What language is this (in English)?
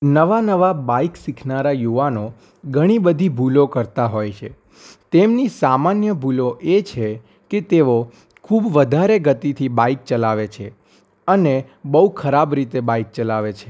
Gujarati